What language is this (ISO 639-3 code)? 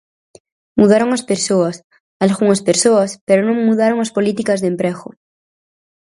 glg